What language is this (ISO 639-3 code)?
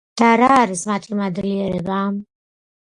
kat